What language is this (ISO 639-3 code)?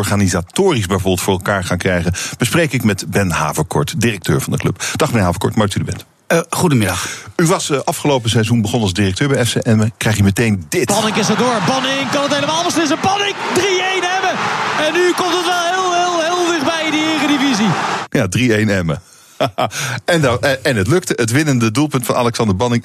nld